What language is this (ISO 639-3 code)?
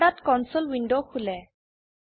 asm